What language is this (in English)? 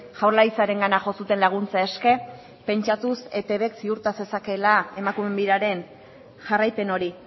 Basque